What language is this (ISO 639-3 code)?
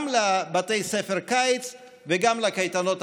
heb